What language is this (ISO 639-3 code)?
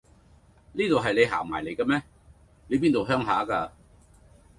yue